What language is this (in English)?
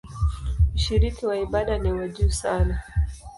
Swahili